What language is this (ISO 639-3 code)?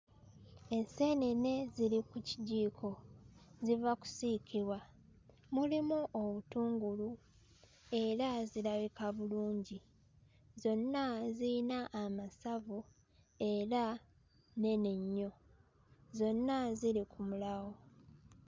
lug